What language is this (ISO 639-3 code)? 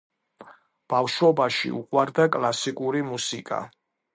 kat